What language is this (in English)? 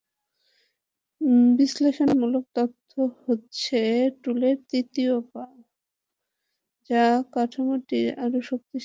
Bangla